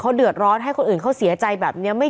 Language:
Thai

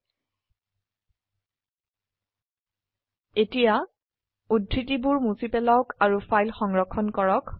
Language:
Assamese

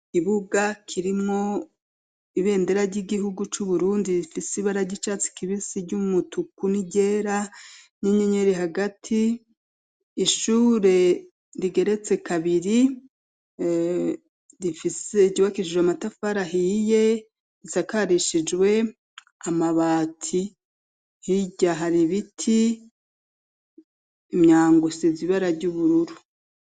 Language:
Rundi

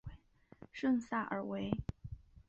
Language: Chinese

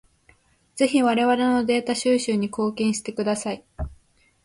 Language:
Japanese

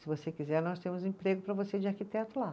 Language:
Portuguese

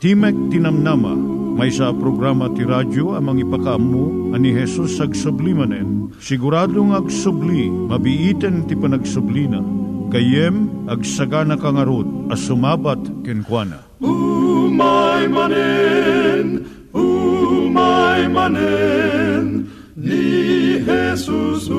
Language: Filipino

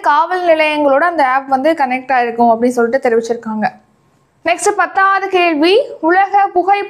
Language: Tamil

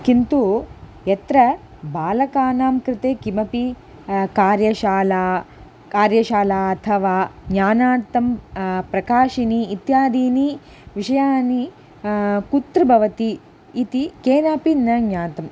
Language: Sanskrit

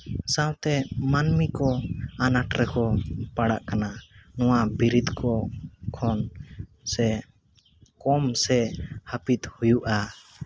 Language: Santali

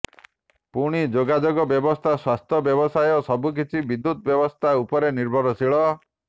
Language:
Odia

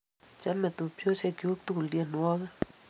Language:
Kalenjin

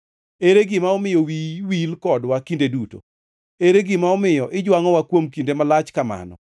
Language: Luo (Kenya and Tanzania)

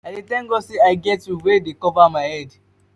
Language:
Nigerian Pidgin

